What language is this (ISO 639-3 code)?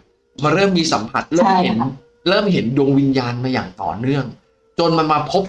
tha